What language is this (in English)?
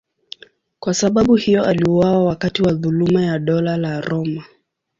Swahili